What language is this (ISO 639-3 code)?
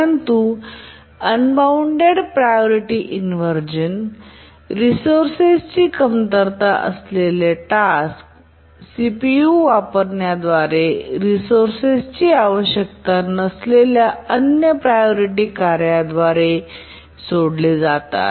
mar